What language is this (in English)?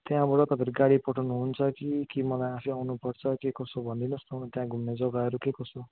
Nepali